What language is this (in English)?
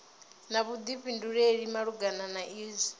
Venda